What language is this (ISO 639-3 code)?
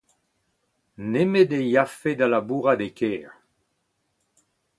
bre